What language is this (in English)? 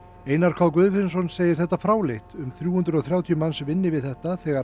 Icelandic